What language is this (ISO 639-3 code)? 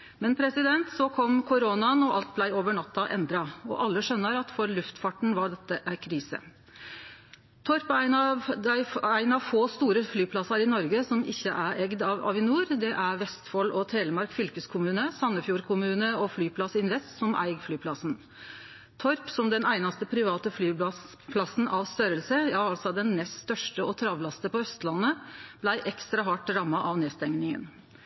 nno